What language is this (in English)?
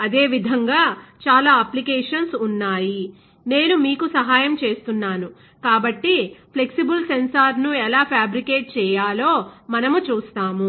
Telugu